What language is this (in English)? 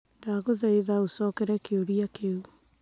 Kikuyu